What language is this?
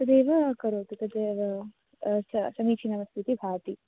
Sanskrit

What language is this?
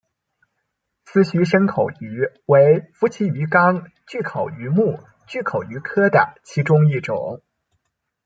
Chinese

